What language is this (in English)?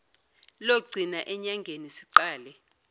Zulu